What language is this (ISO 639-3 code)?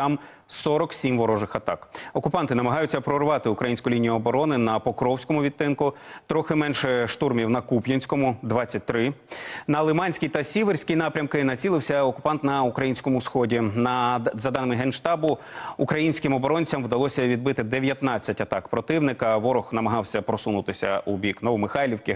ukr